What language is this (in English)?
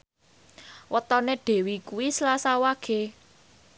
Javanese